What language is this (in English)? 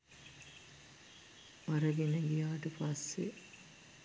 Sinhala